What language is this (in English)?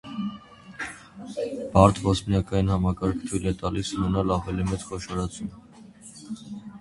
Armenian